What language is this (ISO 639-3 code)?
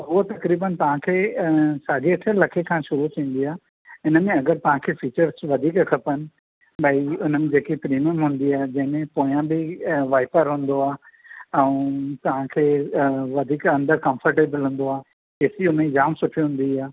snd